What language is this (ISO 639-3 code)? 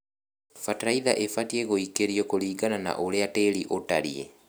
kik